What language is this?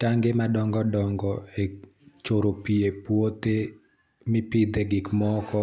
Luo (Kenya and Tanzania)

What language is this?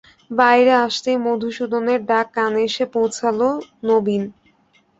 Bangla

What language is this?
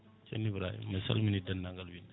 Fula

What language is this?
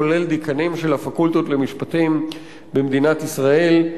Hebrew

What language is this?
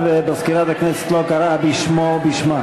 Hebrew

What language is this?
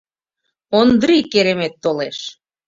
Mari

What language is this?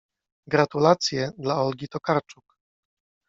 Polish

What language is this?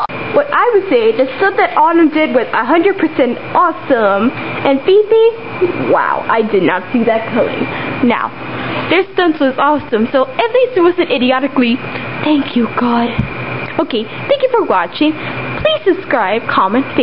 English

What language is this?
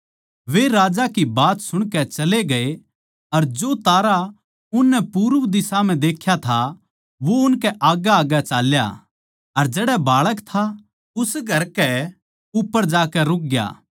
Haryanvi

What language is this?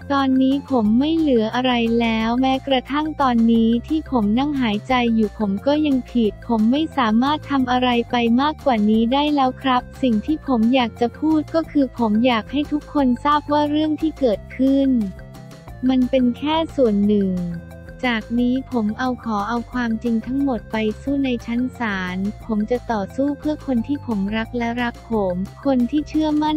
Thai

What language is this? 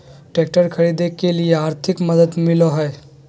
Magahi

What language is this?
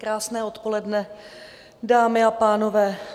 Czech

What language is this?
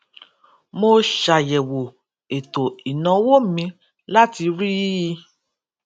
Yoruba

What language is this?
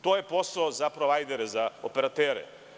Serbian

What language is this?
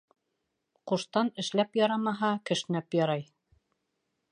Bashkir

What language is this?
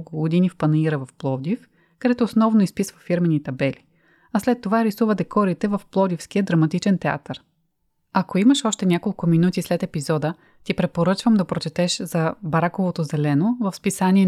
Bulgarian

